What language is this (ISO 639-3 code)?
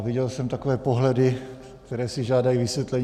ces